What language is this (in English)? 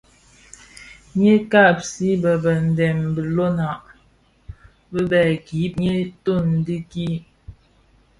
Bafia